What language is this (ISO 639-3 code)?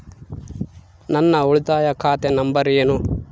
kan